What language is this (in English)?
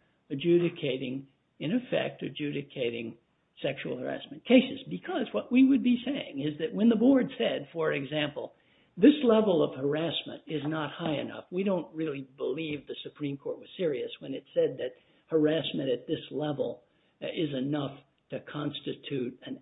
English